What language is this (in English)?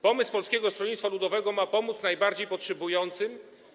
Polish